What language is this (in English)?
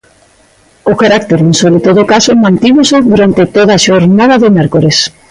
Galician